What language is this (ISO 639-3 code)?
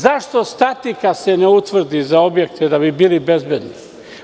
srp